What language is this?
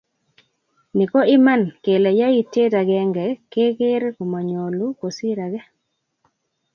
Kalenjin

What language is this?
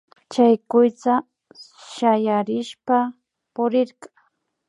Imbabura Highland Quichua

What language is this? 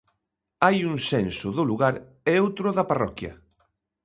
Galician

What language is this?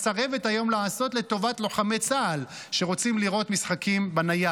Hebrew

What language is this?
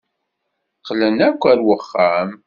Kabyle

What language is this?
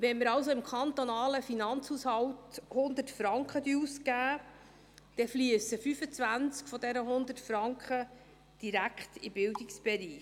Swiss German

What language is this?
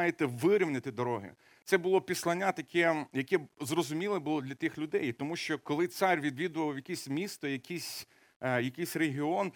Ukrainian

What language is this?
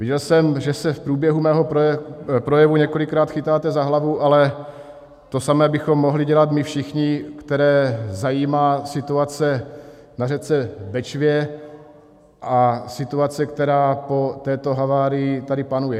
Czech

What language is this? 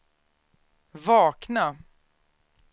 Swedish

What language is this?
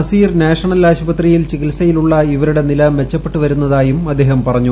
Malayalam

